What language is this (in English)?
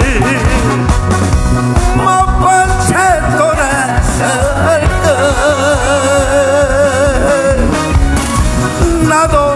Arabic